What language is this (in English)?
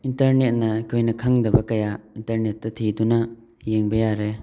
Manipuri